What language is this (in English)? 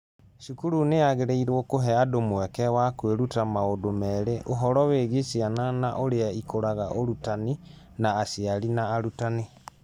Kikuyu